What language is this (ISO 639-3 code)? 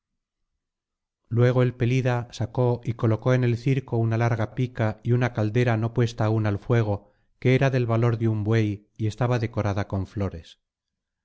spa